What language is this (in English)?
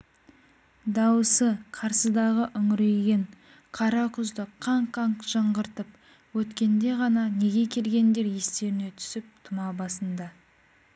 Kazakh